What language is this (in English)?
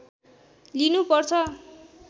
Nepali